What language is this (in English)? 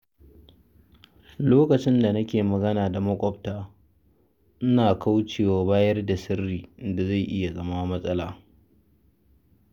Hausa